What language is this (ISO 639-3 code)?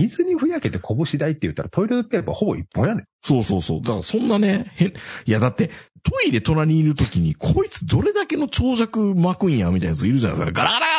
jpn